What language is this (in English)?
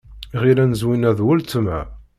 Kabyle